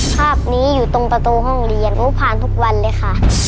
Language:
Thai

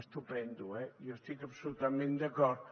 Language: Catalan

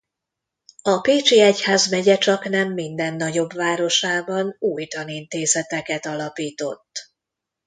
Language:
Hungarian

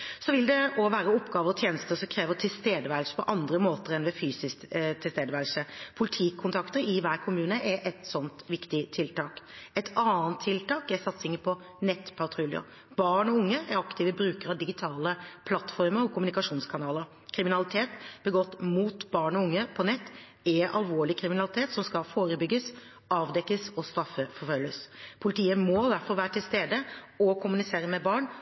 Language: Norwegian Bokmål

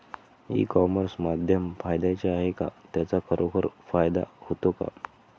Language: Marathi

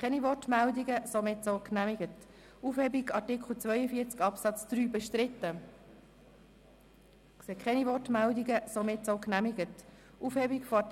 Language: Swiss German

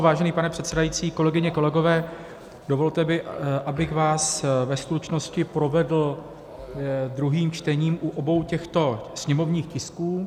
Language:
Czech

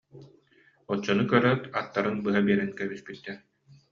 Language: Yakut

